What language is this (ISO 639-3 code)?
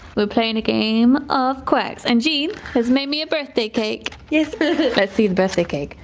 eng